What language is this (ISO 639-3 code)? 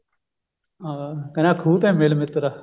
pan